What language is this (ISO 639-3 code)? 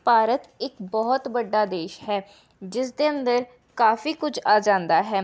pan